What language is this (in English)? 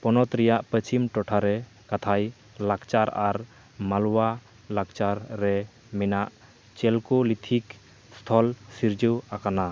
Santali